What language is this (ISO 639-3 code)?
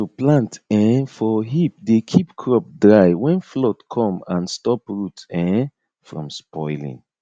pcm